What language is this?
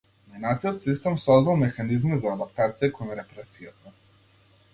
Macedonian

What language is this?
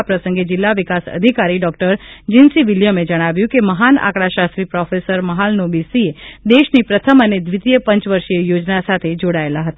Gujarati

